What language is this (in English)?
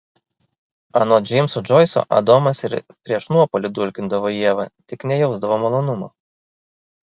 Lithuanian